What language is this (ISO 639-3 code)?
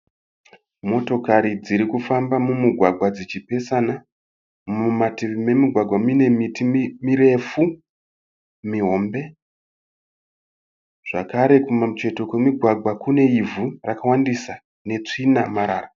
sna